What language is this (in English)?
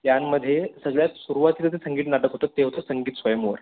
Marathi